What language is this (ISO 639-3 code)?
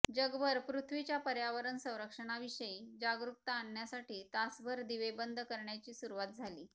mar